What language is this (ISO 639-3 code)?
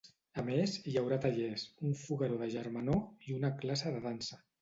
cat